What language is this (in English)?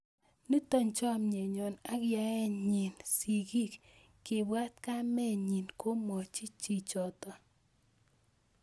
Kalenjin